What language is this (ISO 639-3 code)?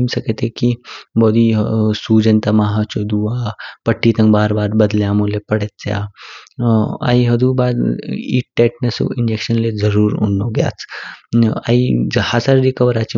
kfk